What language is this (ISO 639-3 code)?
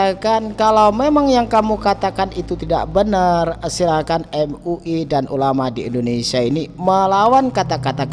ind